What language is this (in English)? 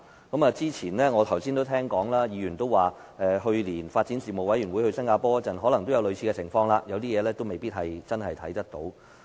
Cantonese